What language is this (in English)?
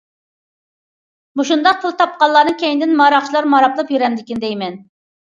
Uyghur